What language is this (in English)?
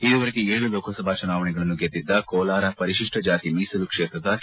Kannada